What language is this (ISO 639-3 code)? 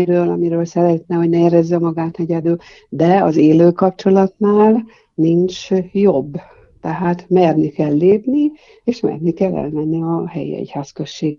hun